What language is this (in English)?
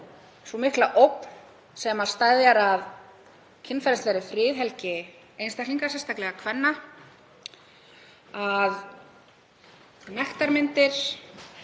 Icelandic